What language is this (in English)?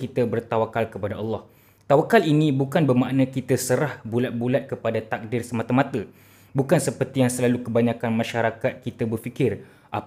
Malay